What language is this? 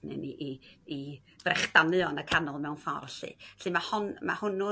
Welsh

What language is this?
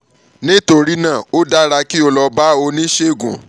Yoruba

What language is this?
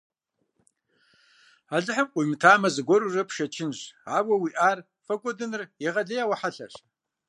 Kabardian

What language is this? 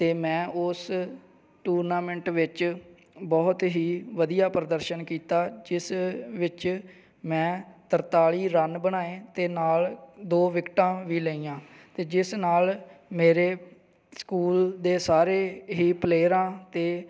Punjabi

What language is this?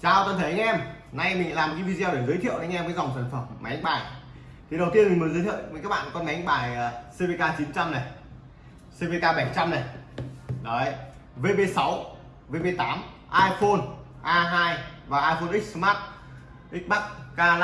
Vietnamese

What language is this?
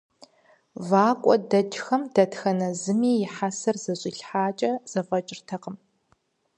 Kabardian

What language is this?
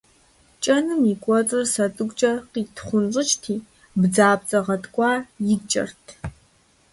Kabardian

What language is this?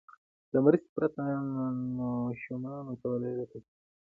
Pashto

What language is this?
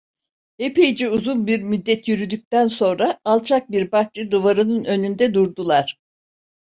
Turkish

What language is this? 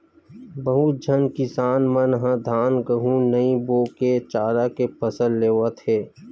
Chhattisgarhi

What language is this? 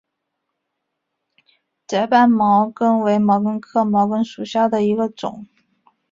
Chinese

